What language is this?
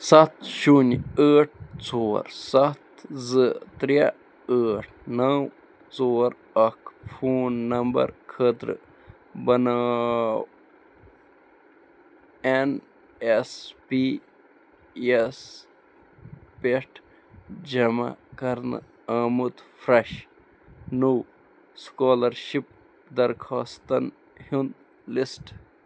Kashmiri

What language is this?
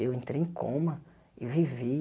Portuguese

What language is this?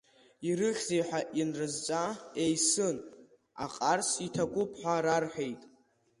Abkhazian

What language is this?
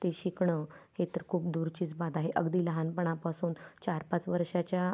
Marathi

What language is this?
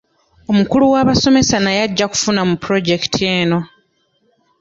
Ganda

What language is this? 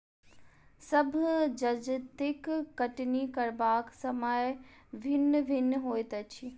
Maithili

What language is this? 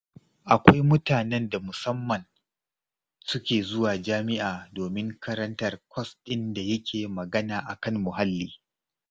Hausa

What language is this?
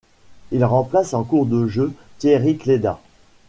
French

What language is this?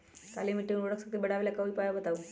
Magahi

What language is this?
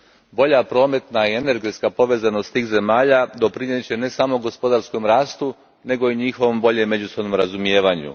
Croatian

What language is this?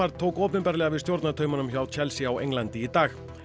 Icelandic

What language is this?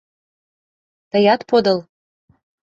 Mari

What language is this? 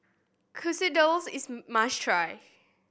English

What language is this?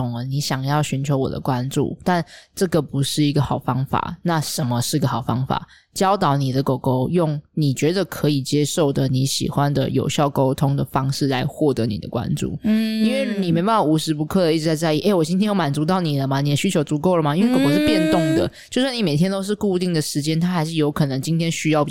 Chinese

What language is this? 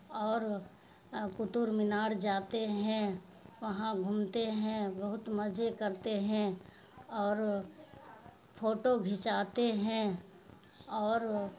Urdu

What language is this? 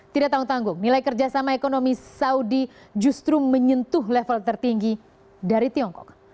Indonesian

